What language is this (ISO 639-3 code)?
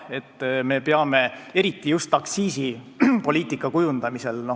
est